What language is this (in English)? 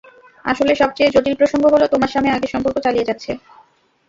Bangla